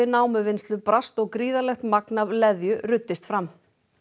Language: Icelandic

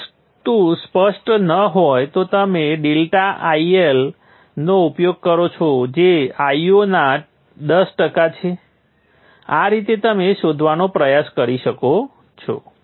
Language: Gujarati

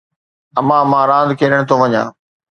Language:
Sindhi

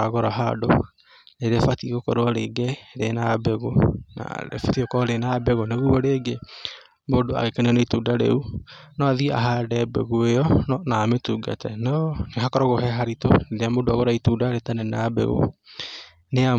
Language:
Kikuyu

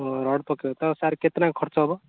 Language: Odia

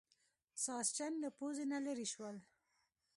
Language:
Pashto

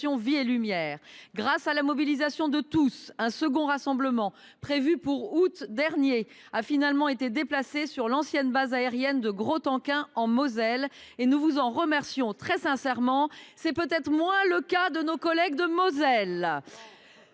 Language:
French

